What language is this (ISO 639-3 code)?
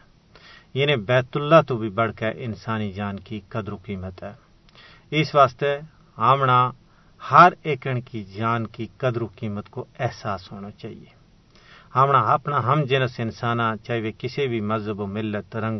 urd